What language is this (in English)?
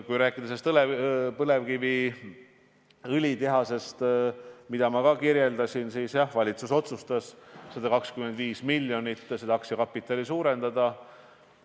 Estonian